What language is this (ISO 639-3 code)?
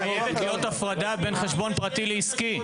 heb